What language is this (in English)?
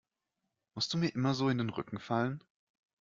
German